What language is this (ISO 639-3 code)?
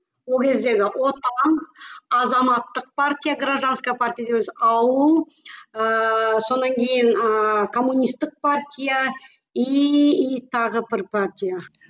kaz